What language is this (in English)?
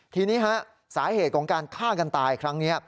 Thai